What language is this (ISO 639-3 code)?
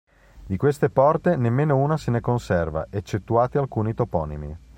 ita